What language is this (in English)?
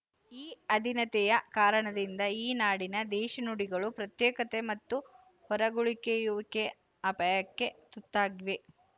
Kannada